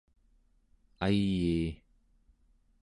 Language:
Central Yupik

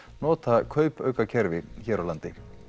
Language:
Icelandic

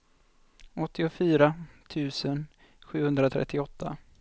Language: Swedish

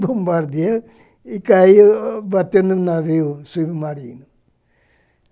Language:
Portuguese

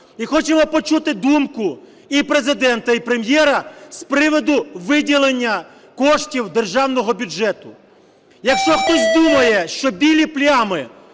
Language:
Ukrainian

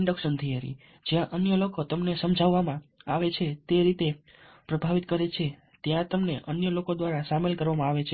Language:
Gujarati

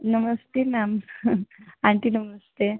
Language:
Hindi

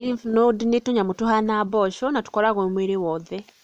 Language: Kikuyu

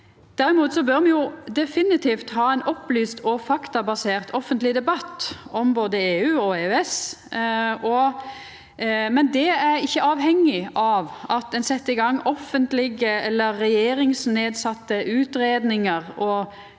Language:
Norwegian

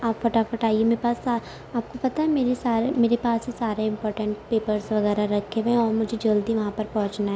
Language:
Urdu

